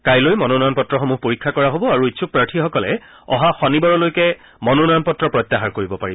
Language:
Assamese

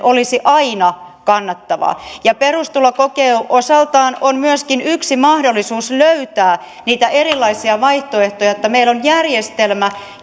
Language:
Finnish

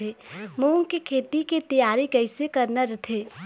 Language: Chhattisgarhi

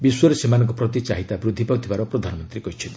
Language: Odia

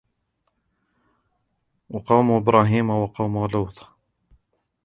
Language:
Arabic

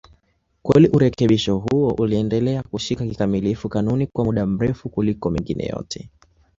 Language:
Swahili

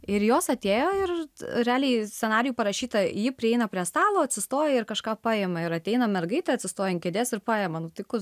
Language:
Lithuanian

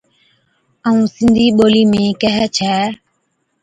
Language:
Od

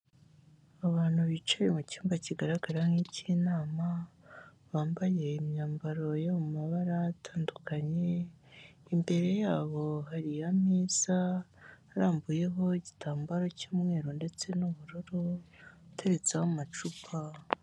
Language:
Kinyarwanda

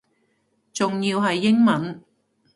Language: Cantonese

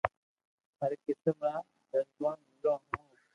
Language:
Loarki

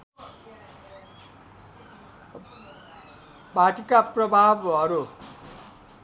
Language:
Nepali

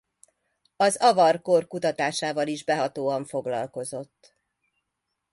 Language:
Hungarian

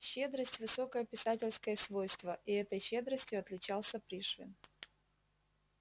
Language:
Russian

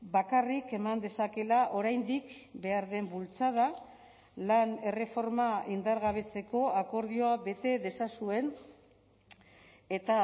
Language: Basque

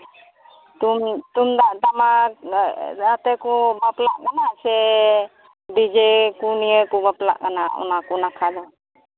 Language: Santali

